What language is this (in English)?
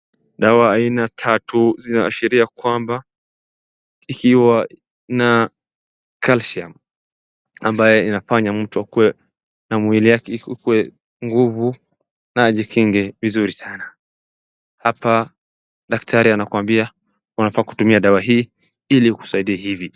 Swahili